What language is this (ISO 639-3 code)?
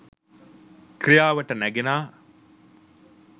sin